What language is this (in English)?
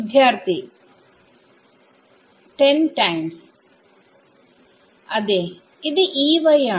Malayalam